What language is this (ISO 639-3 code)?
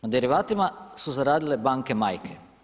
hrv